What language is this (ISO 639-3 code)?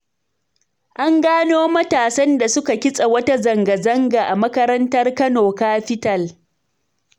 hau